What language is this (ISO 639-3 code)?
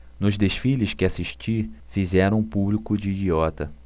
por